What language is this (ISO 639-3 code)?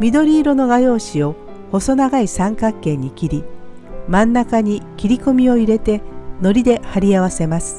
jpn